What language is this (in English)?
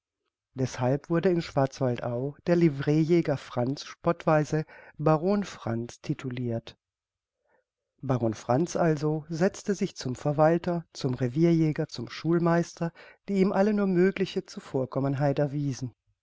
German